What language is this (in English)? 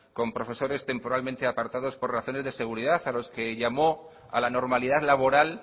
Spanish